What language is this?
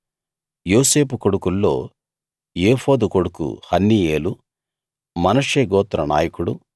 Telugu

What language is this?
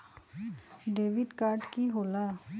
Magahi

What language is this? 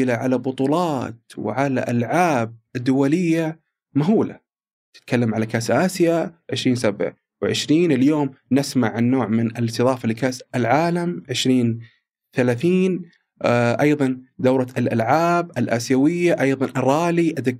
Arabic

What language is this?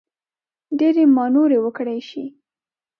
Pashto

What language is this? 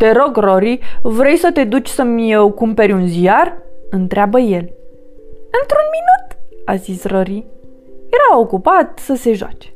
Romanian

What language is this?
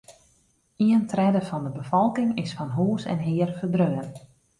Western Frisian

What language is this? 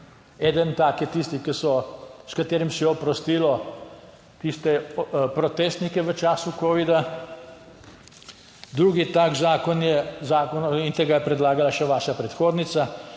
Slovenian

